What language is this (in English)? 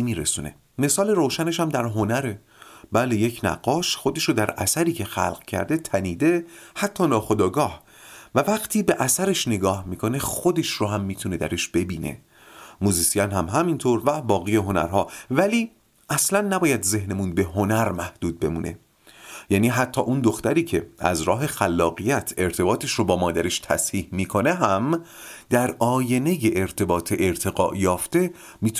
Persian